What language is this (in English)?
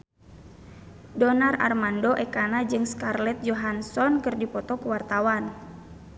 Sundanese